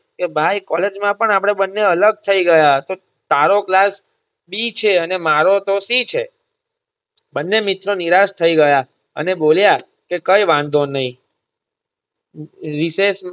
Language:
Gujarati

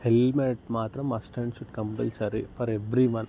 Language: Telugu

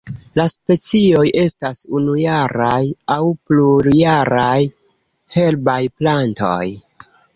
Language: Esperanto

